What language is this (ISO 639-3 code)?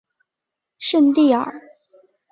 zho